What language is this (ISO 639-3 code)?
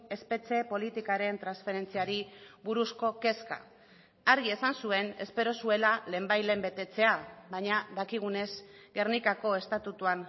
eus